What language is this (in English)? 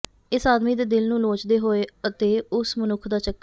Punjabi